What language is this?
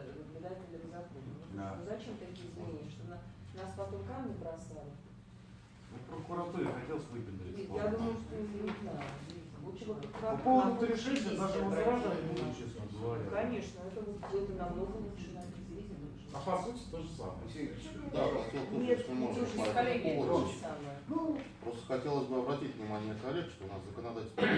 Russian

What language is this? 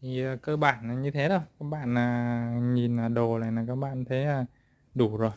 Vietnamese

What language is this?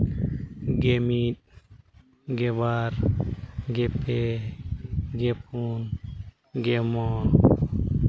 Santali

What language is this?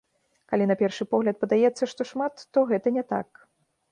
Belarusian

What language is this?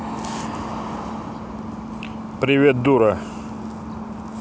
Russian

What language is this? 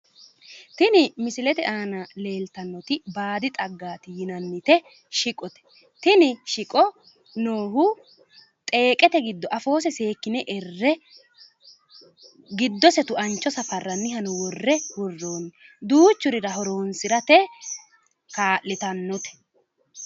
Sidamo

